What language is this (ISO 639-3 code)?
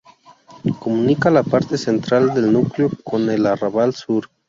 spa